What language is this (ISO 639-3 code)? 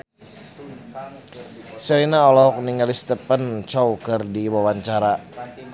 sun